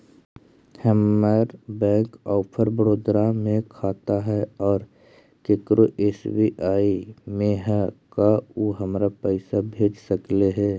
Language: Magahi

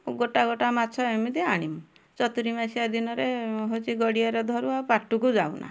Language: Odia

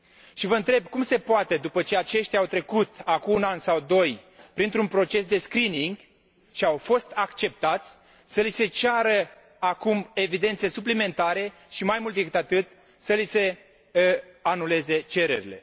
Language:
Romanian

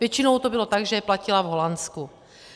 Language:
Czech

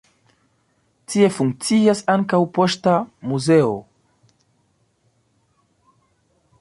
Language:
Esperanto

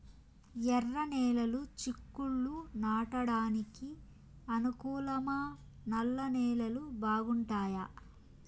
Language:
Telugu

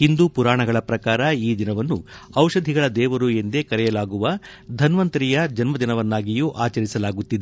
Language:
Kannada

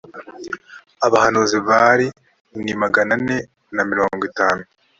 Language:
Kinyarwanda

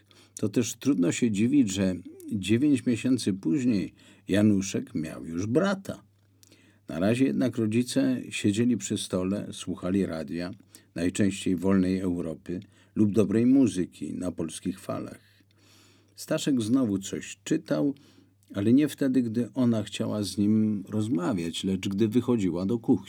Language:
Polish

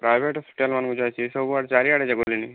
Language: Odia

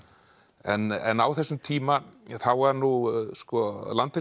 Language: Icelandic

